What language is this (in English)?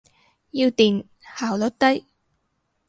Cantonese